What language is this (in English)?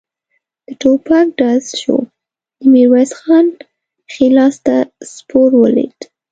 Pashto